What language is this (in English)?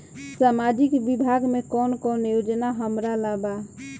Bhojpuri